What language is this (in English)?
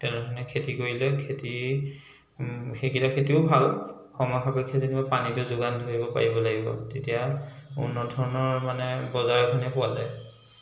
Assamese